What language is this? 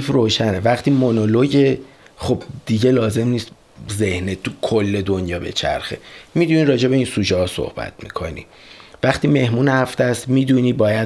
Persian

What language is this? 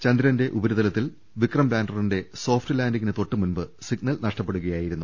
Malayalam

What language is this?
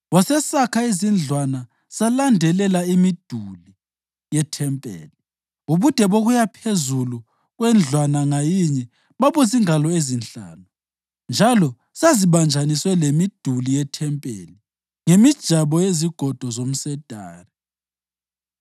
North Ndebele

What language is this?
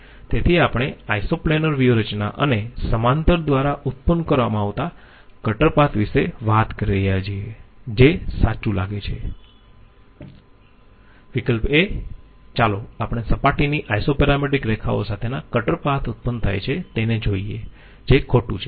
Gujarati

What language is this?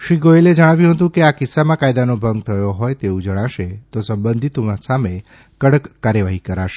Gujarati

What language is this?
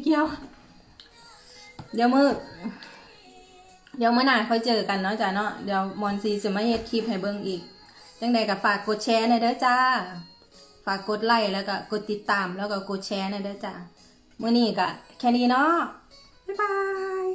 Thai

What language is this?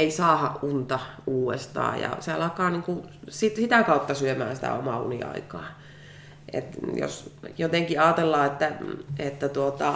Finnish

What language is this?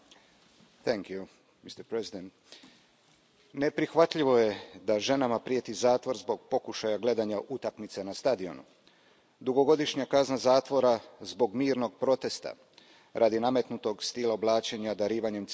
Croatian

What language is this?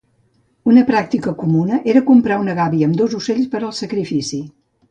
Catalan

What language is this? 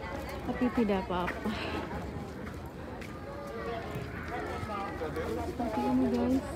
Indonesian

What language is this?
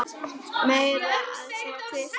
Icelandic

